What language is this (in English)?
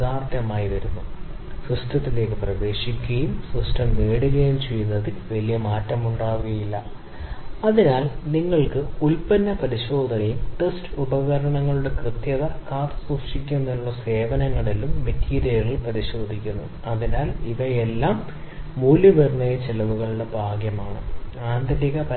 Malayalam